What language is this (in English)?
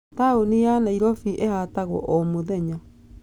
Kikuyu